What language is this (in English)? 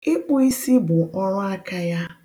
Igbo